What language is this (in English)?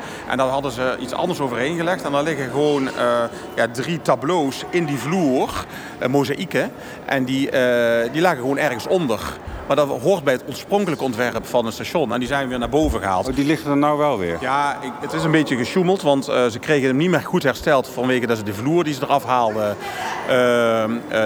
Dutch